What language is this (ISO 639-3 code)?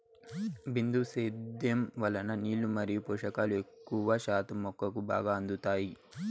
tel